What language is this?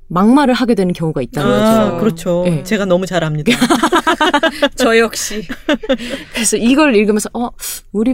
Korean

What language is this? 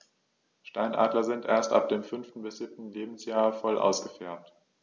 German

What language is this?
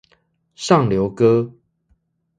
Chinese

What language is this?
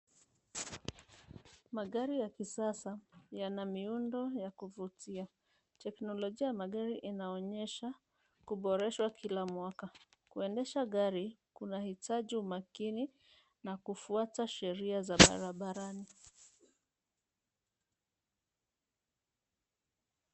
Swahili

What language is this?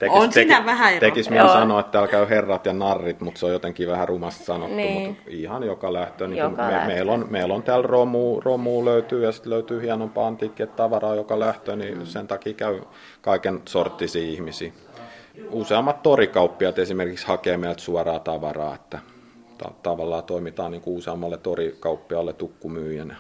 Finnish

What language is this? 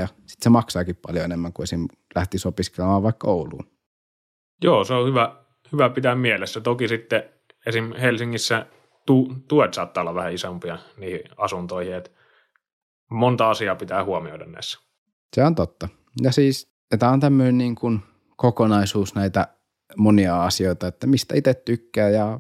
Finnish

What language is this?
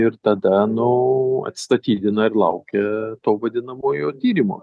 Lithuanian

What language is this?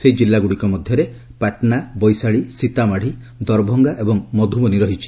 Odia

